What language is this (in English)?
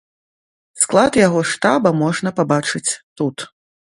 Belarusian